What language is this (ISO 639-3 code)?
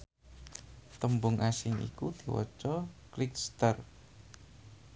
jav